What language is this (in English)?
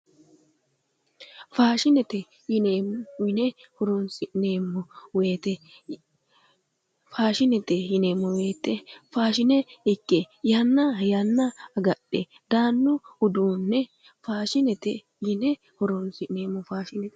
Sidamo